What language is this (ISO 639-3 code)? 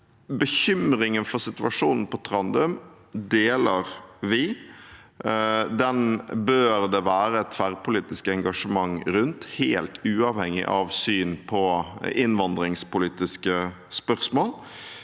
nor